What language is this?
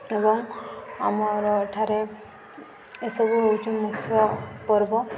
Odia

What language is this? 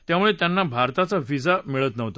Marathi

